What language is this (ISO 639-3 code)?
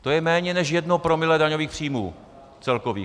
ces